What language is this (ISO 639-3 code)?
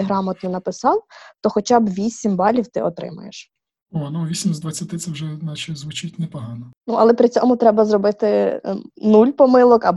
ukr